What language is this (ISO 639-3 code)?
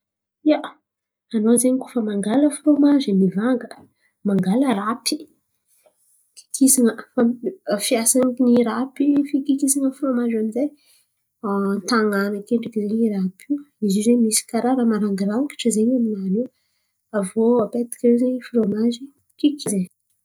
xmv